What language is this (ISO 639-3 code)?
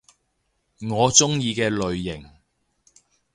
yue